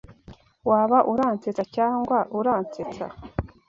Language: Kinyarwanda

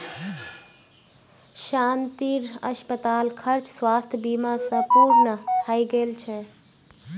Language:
Magahi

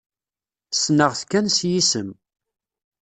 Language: Kabyle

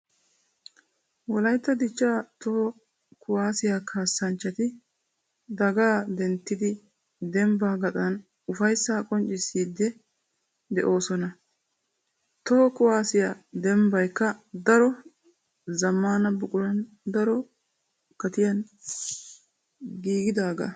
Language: Wolaytta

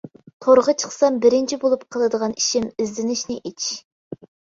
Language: Uyghur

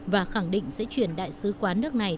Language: Vietnamese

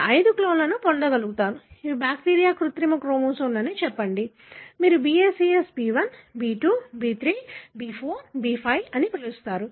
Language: Telugu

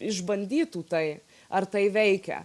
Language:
Lithuanian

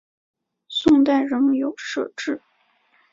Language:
Chinese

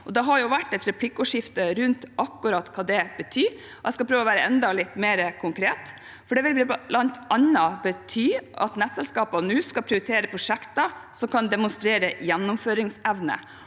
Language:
Norwegian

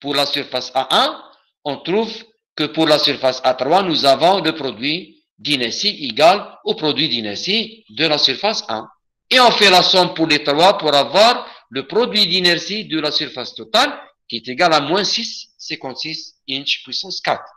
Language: French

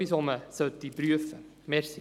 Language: Swiss German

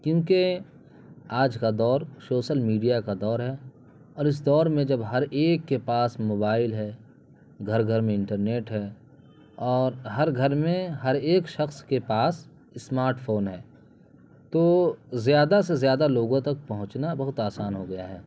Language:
Urdu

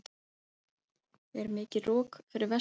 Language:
Icelandic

